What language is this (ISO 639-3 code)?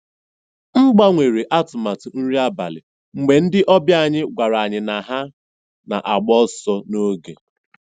ibo